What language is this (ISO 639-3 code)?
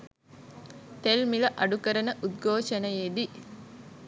sin